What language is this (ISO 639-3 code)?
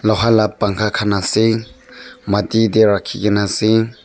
nag